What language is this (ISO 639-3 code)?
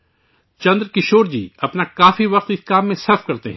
urd